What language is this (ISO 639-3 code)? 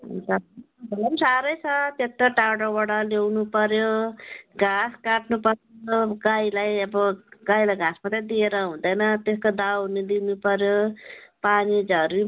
nep